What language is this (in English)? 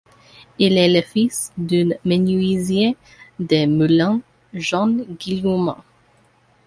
French